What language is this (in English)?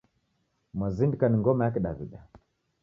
Taita